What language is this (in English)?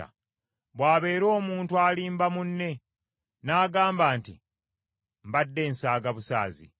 Ganda